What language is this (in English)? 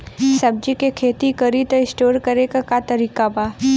Bhojpuri